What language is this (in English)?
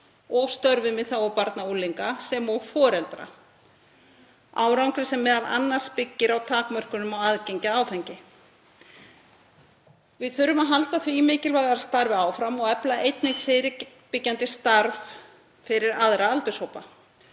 Icelandic